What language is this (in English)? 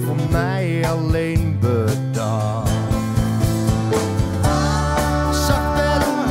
Dutch